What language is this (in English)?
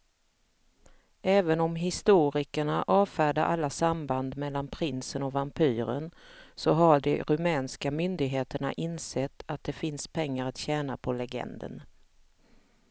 Swedish